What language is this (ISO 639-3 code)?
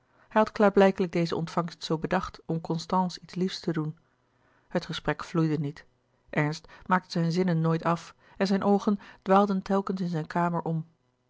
nld